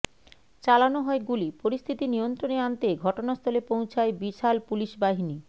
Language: Bangla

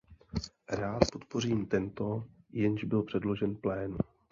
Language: Czech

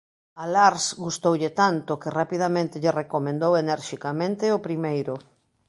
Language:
Galician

